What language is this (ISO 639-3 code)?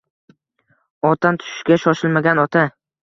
uzb